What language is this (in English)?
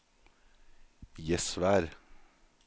Norwegian